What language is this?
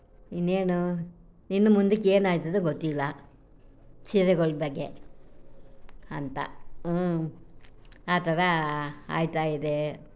Kannada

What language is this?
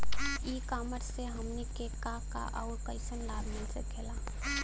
Bhojpuri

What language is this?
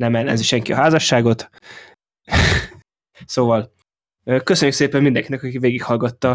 Hungarian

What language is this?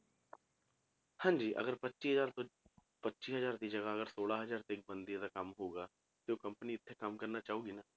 Punjabi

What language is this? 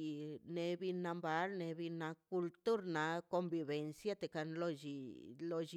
Mazaltepec Zapotec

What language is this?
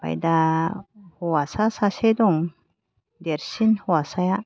Bodo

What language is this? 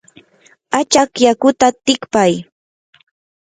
Yanahuanca Pasco Quechua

